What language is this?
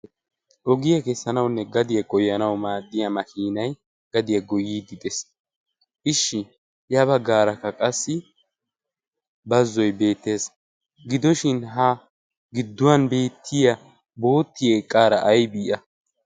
Wolaytta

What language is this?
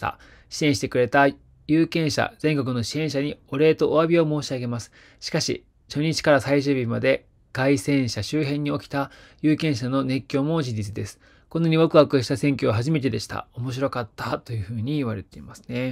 Japanese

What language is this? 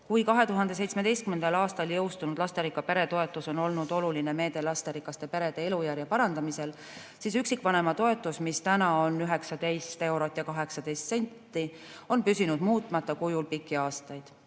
Estonian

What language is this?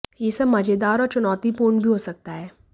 Hindi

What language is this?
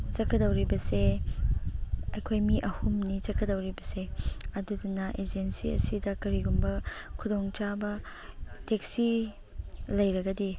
Manipuri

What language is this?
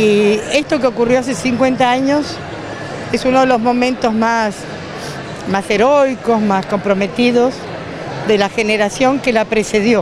Spanish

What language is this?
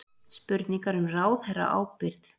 Icelandic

